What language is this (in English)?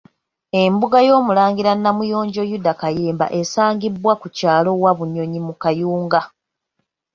Ganda